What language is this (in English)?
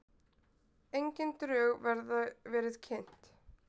Icelandic